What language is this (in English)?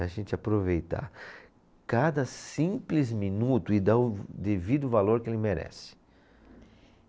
Portuguese